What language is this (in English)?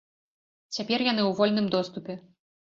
Belarusian